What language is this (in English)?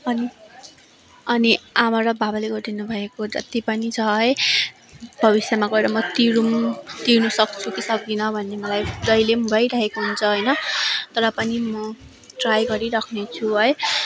Nepali